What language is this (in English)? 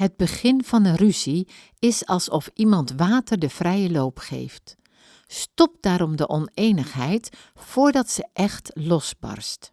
Dutch